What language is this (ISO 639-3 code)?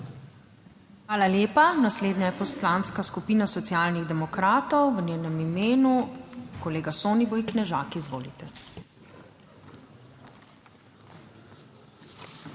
slv